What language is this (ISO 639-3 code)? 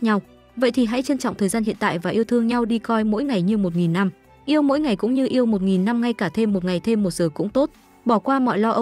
vie